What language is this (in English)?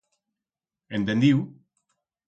Aragonese